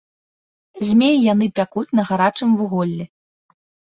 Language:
Belarusian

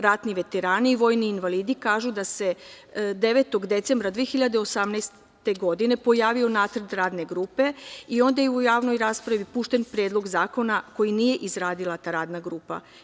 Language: Serbian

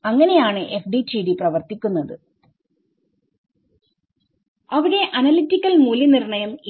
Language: Malayalam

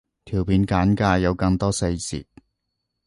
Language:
Cantonese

